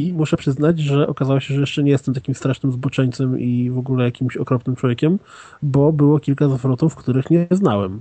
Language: Polish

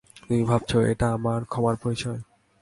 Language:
Bangla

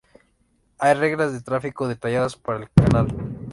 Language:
Spanish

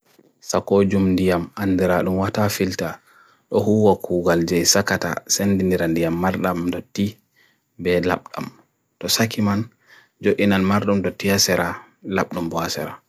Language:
Bagirmi Fulfulde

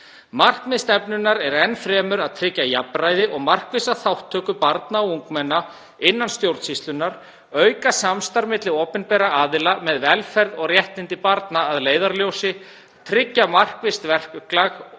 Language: Icelandic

